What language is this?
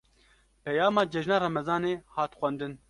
Kurdish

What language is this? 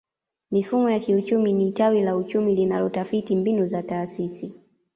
Swahili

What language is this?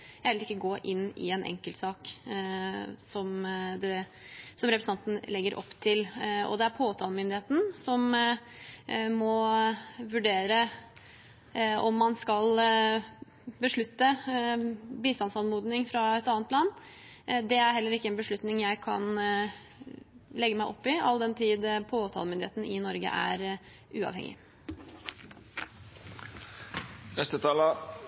Norwegian Bokmål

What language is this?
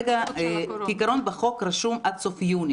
Hebrew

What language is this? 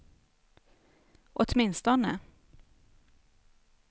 Swedish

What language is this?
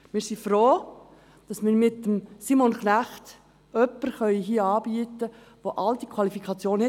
Swiss German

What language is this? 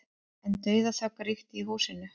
Icelandic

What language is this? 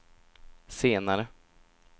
Swedish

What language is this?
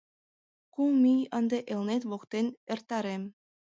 Mari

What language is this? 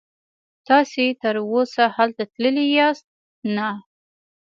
Pashto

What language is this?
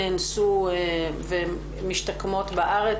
Hebrew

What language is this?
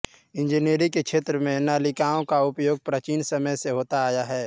Hindi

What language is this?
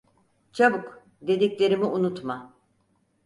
Turkish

